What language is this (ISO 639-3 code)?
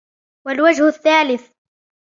ara